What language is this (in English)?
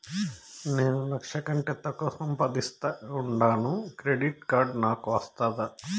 Telugu